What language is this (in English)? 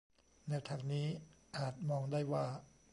Thai